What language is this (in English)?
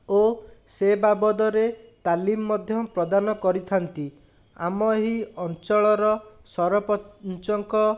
Odia